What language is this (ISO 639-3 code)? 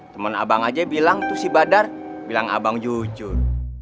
ind